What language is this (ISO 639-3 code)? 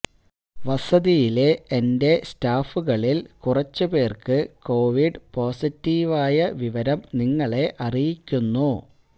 mal